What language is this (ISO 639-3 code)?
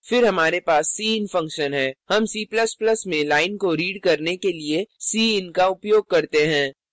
hin